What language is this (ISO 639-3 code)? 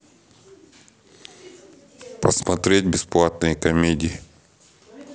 rus